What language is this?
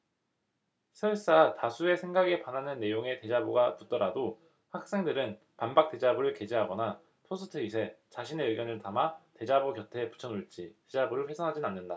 Korean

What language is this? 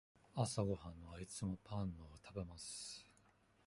Japanese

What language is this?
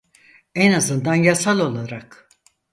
Turkish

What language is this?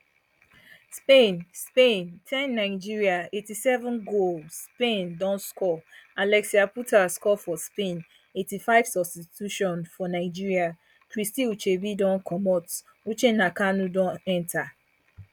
Nigerian Pidgin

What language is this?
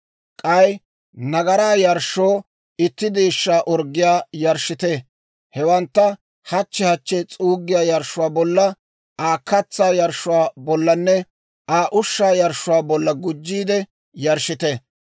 Dawro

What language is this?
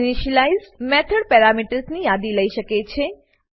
Gujarati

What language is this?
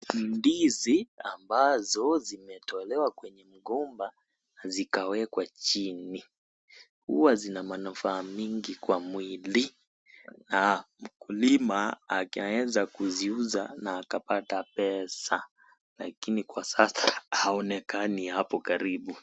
Swahili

